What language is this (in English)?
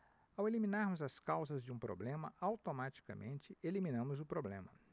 Portuguese